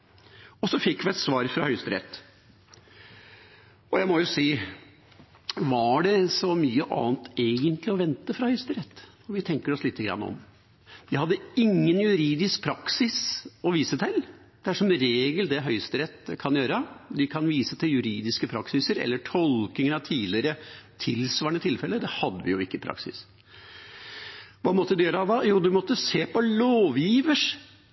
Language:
Norwegian Bokmål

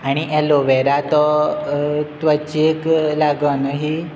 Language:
Konkani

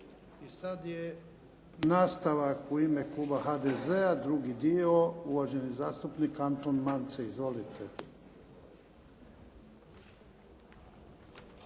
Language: Croatian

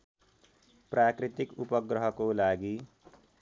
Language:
Nepali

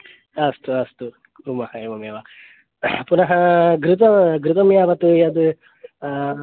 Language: Sanskrit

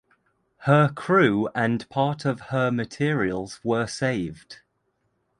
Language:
English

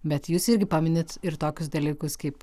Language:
Lithuanian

